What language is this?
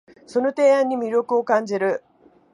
Japanese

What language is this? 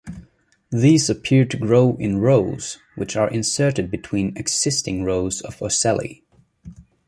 English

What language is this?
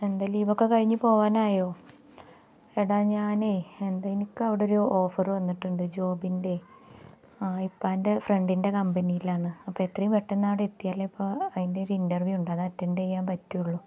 Malayalam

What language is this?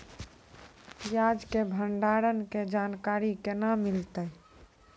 Maithili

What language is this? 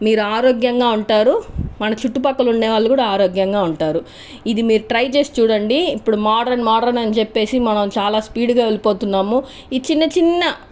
Telugu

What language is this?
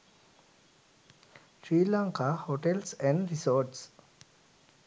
Sinhala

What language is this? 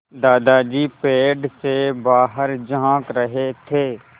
Hindi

